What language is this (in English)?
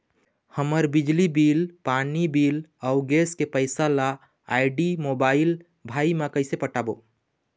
Chhattisgarhi